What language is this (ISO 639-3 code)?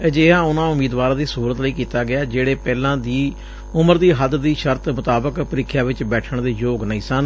pan